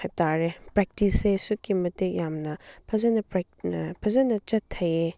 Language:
Manipuri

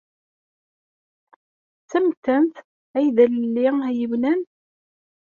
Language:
Kabyle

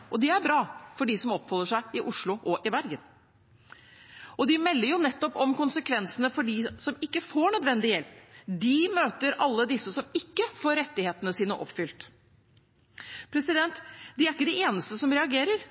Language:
Norwegian Bokmål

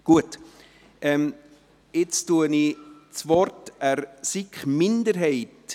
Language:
Swiss German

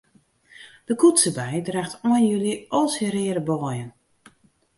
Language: Western Frisian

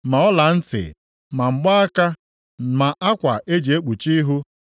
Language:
Igbo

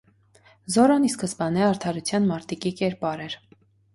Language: Armenian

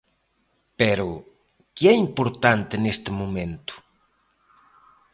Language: Galician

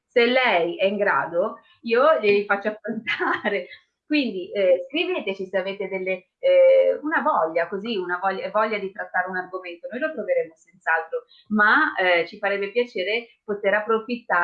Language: Italian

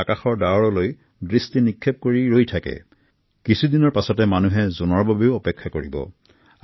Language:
Assamese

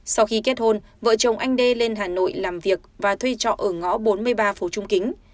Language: Vietnamese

